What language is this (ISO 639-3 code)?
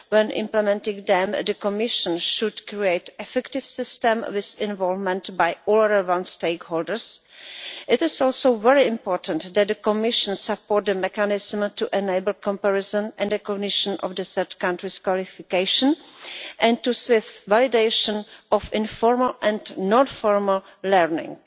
eng